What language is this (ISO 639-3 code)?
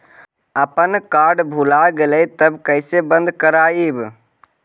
mag